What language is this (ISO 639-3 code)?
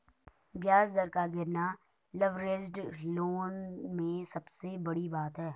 hin